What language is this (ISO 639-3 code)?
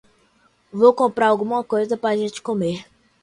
por